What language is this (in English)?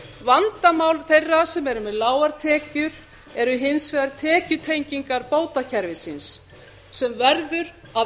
Icelandic